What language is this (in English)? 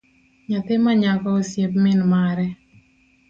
Luo (Kenya and Tanzania)